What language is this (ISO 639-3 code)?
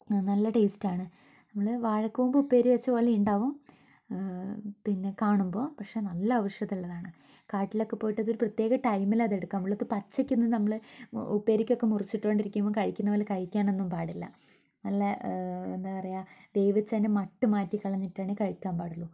mal